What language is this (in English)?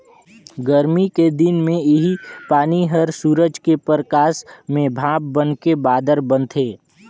Chhattisgarhi